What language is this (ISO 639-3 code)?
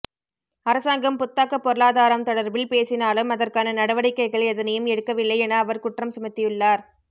tam